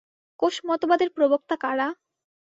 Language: Bangla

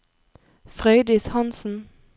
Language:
Norwegian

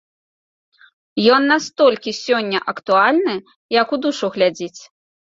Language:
Belarusian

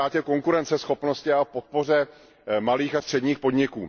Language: Czech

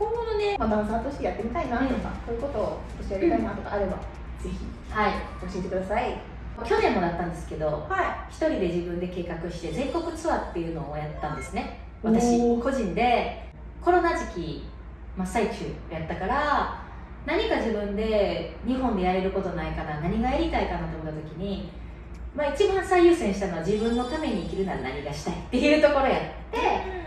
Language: Japanese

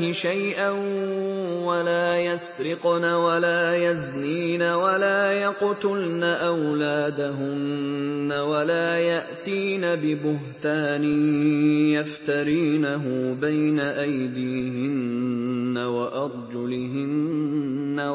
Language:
Arabic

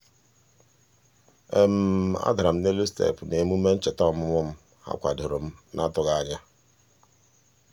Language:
Igbo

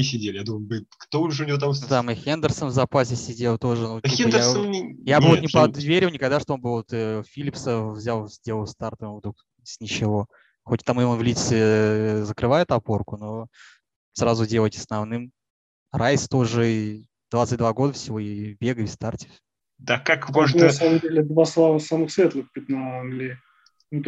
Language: Russian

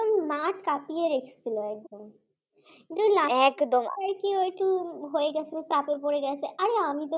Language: Bangla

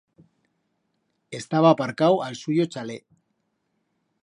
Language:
Aragonese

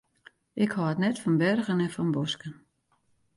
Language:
Western Frisian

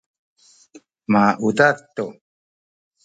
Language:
Sakizaya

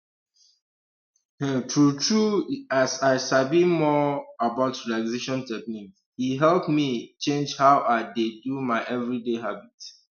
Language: Nigerian Pidgin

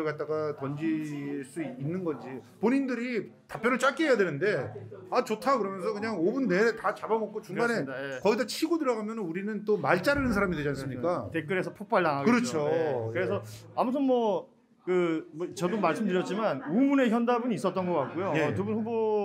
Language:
Korean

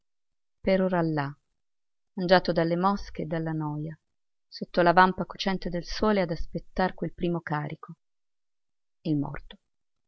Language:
Italian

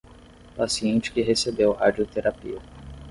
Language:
Portuguese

